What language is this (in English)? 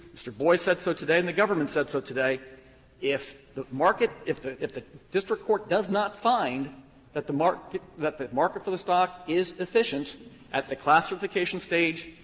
English